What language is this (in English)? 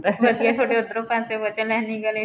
Punjabi